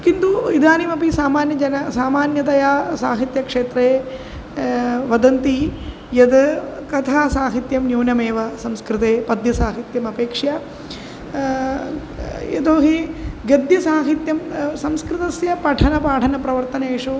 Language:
Sanskrit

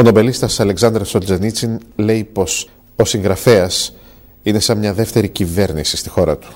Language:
Greek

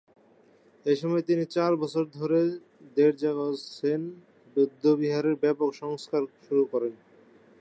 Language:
Bangla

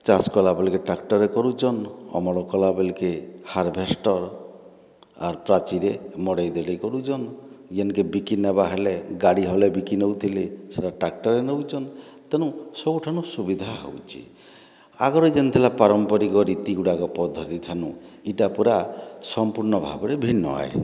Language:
Odia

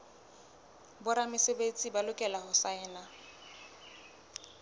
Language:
Southern Sotho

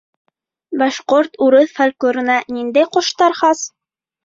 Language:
Bashkir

